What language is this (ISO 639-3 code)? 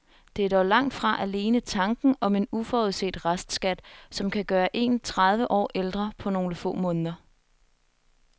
dan